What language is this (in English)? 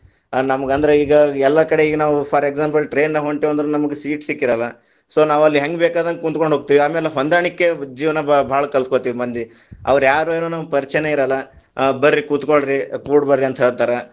Kannada